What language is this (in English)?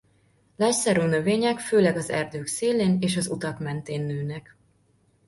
Hungarian